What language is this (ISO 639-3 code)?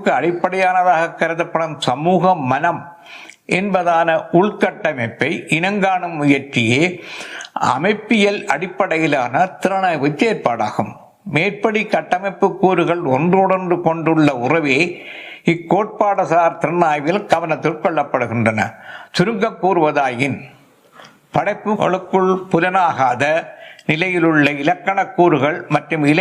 tam